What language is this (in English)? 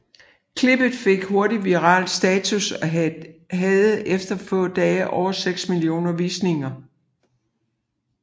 Danish